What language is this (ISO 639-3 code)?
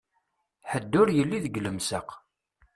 kab